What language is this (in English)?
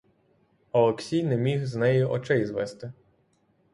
Ukrainian